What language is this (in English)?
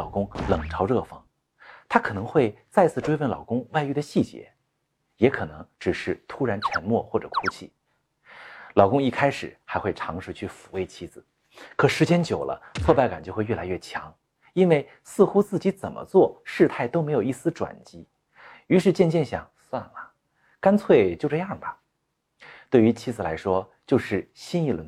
Chinese